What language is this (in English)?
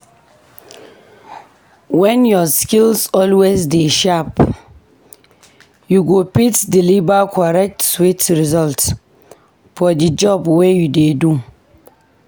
Nigerian Pidgin